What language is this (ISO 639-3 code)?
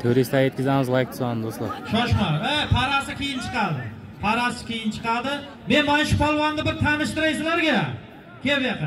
tur